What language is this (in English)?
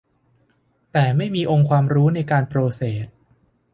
Thai